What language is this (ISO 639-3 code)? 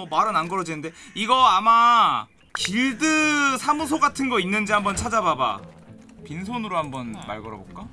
kor